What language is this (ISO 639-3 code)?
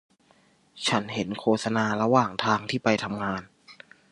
tha